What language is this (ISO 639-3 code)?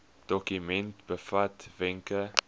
afr